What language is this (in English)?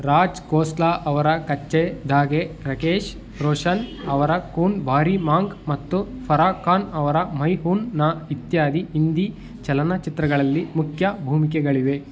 Kannada